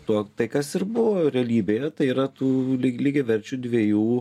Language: Lithuanian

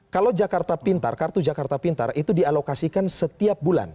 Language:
Indonesian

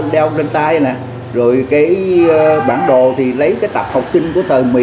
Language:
Vietnamese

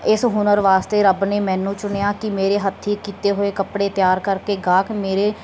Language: Punjabi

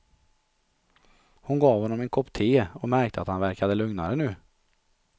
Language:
Swedish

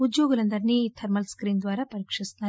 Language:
Telugu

